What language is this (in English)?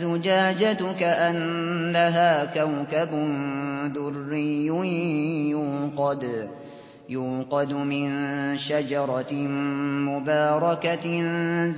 Arabic